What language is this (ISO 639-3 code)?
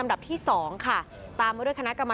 tha